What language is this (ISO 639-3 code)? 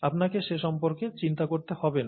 ben